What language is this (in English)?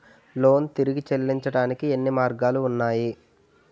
Telugu